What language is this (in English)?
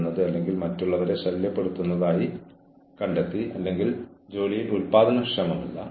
Malayalam